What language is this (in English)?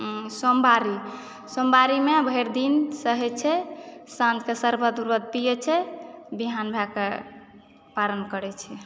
Maithili